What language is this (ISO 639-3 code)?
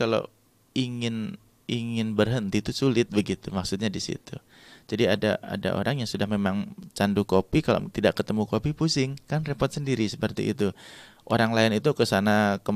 ind